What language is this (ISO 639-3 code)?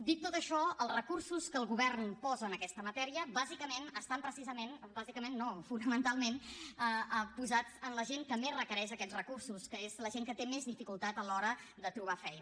cat